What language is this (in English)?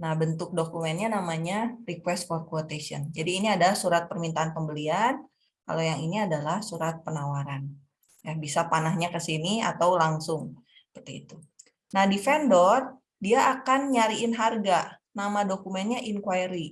Indonesian